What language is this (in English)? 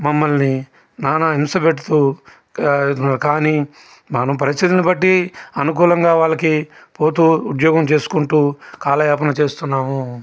Telugu